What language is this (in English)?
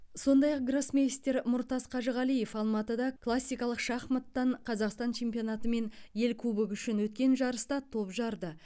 Kazakh